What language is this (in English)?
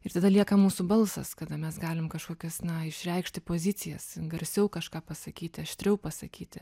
Lithuanian